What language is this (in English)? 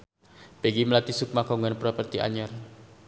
Sundanese